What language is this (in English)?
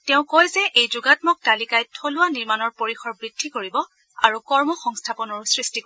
Assamese